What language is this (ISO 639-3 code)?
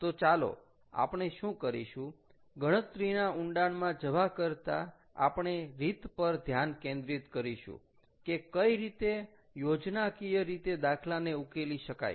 guj